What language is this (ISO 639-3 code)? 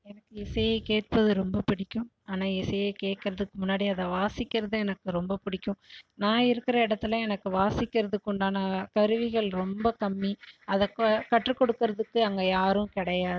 tam